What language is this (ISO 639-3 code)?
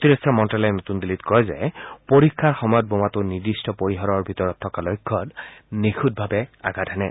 asm